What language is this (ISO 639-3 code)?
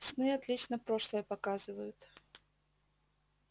rus